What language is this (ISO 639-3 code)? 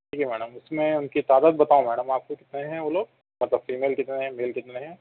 urd